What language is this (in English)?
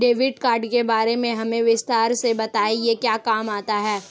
Hindi